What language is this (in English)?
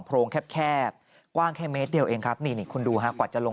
Thai